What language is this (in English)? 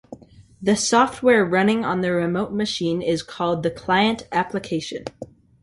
English